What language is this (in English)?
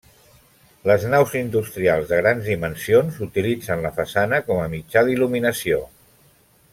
Catalan